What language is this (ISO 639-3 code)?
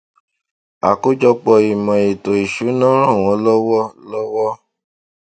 yor